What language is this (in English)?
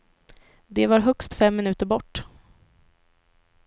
Swedish